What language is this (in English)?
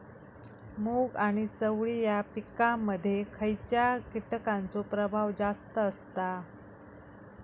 Marathi